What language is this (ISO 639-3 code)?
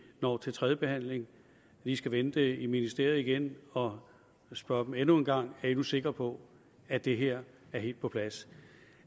dan